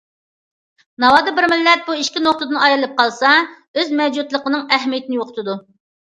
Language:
Uyghur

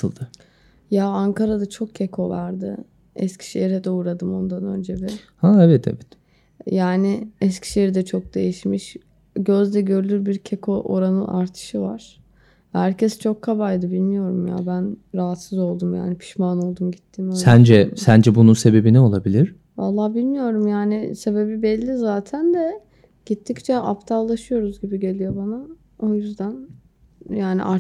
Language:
Turkish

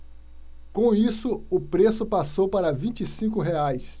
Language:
Portuguese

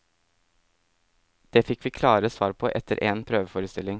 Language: Norwegian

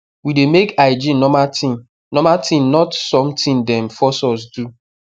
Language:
Nigerian Pidgin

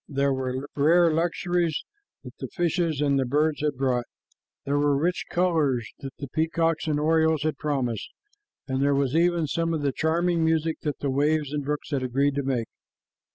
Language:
English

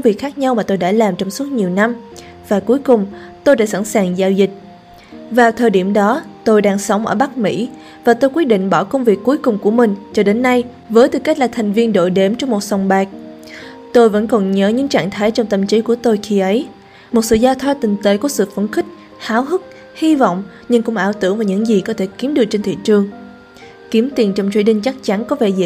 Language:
Vietnamese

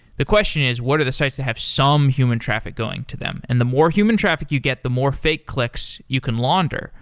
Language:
English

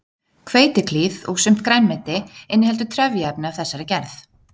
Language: Icelandic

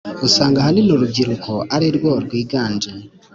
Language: Kinyarwanda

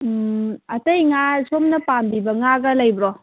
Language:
Manipuri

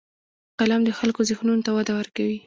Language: Pashto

